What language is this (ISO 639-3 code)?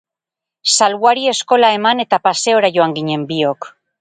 eus